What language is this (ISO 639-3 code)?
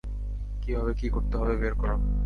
ben